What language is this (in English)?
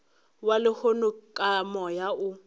Northern Sotho